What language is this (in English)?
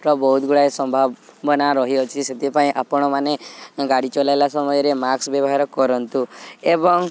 Odia